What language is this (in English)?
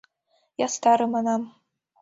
Mari